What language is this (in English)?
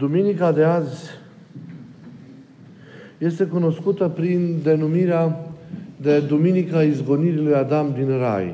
Romanian